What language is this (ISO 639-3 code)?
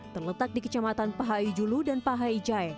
ind